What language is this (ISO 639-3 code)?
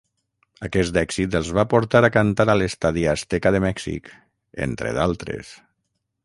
cat